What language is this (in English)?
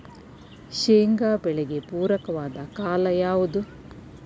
Kannada